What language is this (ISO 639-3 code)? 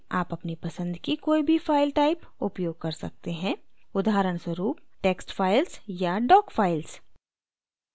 hin